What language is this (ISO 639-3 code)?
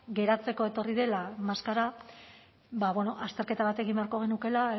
eus